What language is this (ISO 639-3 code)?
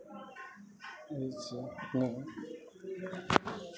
mai